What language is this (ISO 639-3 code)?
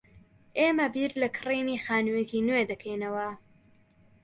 ckb